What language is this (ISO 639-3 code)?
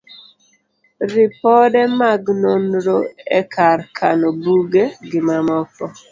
luo